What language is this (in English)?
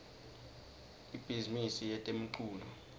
Swati